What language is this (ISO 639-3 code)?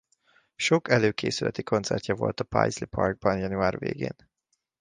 hun